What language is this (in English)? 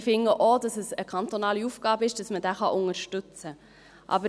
Swiss German